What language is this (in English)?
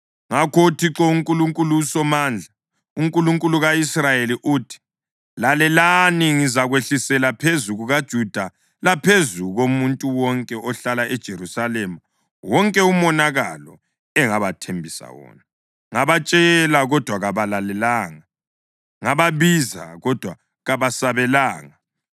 North Ndebele